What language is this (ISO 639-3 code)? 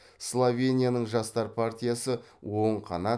kaz